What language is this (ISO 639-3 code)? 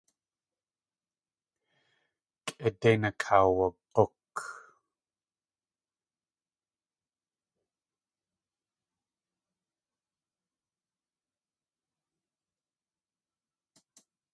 tli